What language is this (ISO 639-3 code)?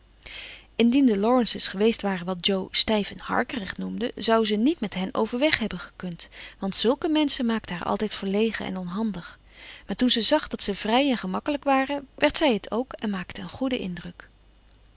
nld